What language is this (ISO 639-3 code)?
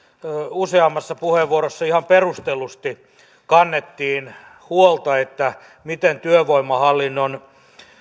fin